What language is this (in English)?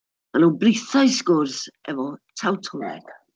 Welsh